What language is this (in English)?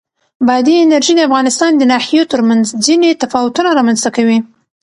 Pashto